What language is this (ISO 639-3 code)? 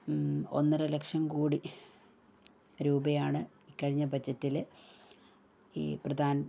mal